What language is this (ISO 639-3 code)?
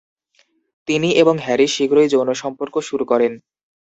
ben